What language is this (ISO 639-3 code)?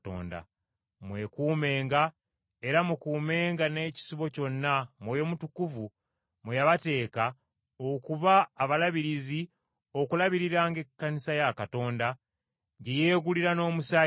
lug